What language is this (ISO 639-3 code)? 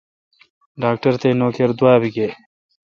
xka